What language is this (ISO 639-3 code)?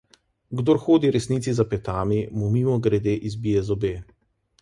slv